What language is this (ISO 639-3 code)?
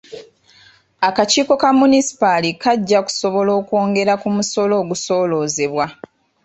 lug